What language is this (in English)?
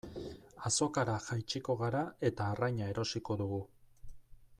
Basque